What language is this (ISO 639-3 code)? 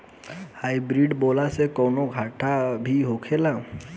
bho